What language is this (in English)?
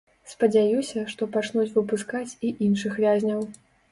Belarusian